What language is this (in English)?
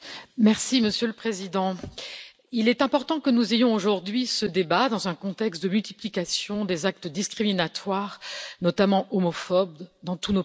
French